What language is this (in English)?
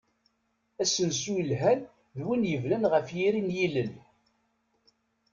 Kabyle